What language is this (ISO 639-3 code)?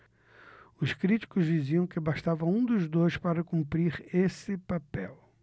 por